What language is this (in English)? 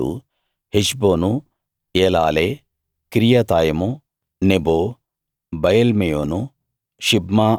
Telugu